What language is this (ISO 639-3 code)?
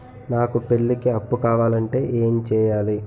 tel